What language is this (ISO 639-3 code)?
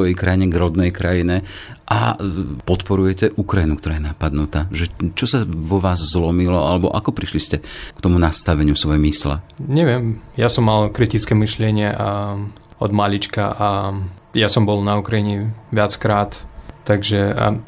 slk